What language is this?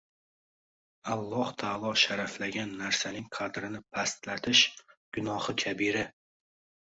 Uzbek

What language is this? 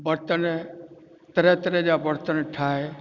Sindhi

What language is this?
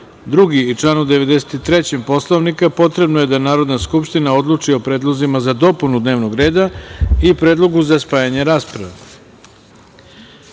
Serbian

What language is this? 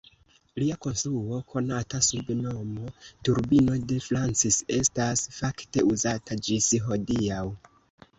Esperanto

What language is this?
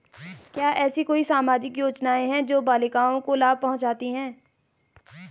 Hindi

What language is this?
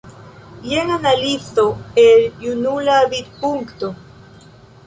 Esperanto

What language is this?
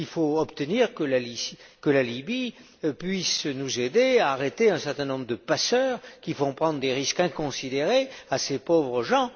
French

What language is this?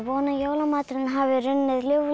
Icelandic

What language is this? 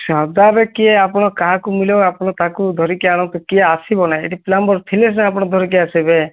Odia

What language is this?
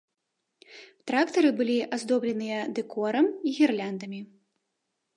Belarusian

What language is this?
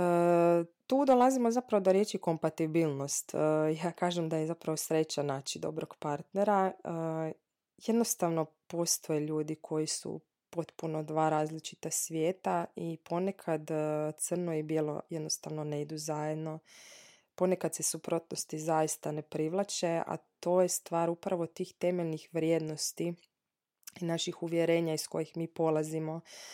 Croatian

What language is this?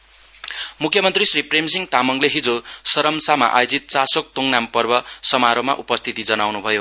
Nepali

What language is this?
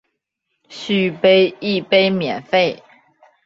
Chinese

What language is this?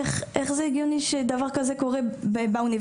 Hebrew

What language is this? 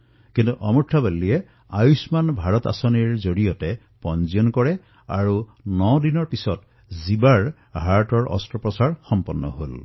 Assamese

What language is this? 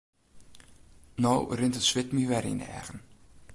Western Frisian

